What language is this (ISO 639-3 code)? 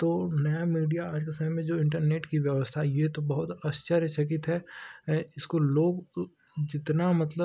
hin